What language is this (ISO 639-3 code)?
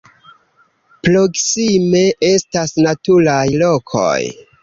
epo